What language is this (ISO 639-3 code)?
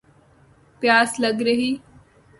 urd